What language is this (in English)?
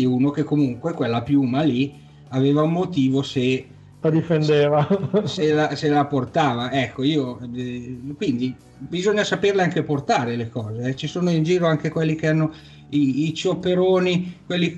Italian